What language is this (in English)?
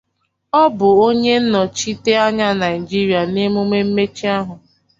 Igbo